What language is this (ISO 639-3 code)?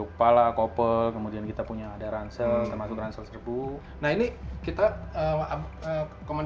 ind